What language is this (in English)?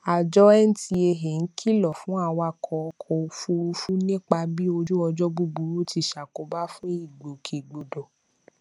Yoruba